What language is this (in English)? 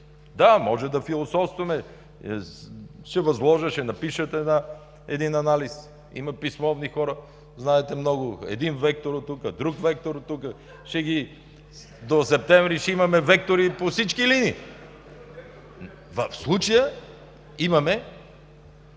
Bulgarian